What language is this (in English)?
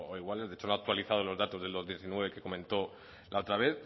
Spanish